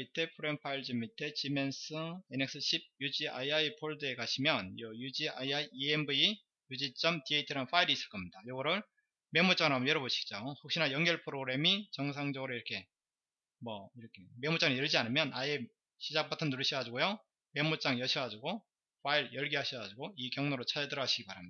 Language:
Korean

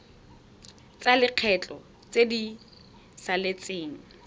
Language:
Tswana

